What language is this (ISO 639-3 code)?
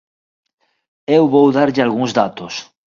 glg